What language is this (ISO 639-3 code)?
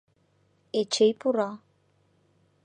chm